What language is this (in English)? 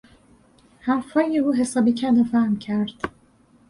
Persian